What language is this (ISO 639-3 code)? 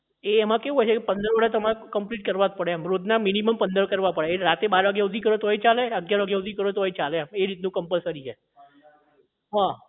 guj